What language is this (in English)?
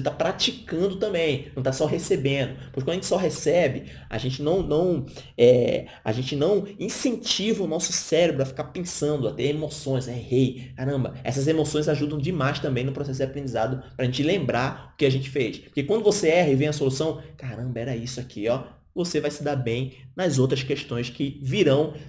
Portuguese